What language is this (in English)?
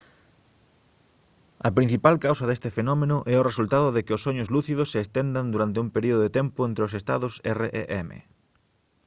Galician